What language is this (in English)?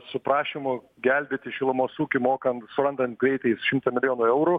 Lithuanian